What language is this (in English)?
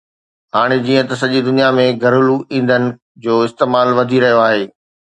Sindhi